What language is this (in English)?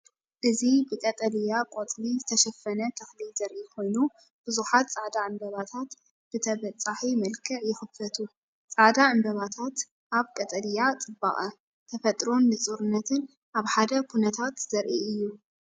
Tigrinya